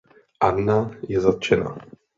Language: Czech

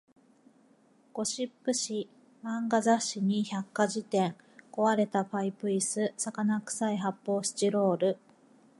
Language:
Japanese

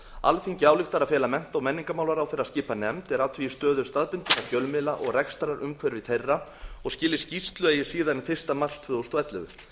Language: Icelandic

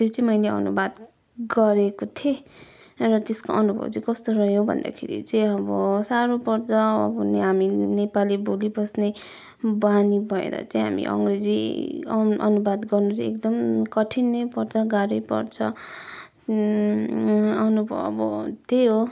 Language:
Nepali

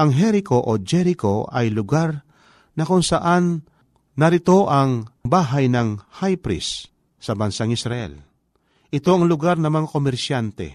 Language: Filipino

